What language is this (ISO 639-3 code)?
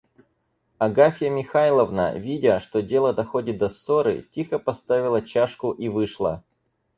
rus